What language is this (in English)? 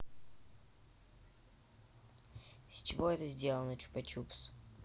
Russian